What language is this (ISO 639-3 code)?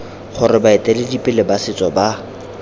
tsn